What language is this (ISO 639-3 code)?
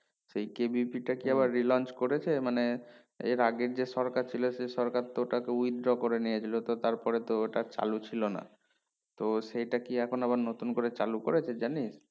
ben